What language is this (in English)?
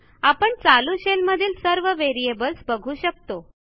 Marathi